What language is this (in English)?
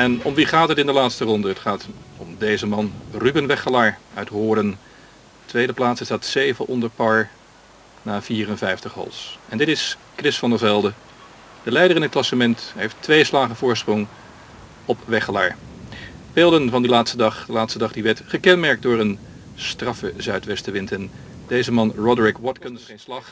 Dutch